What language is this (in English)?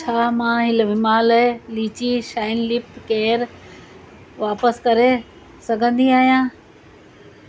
Sindhi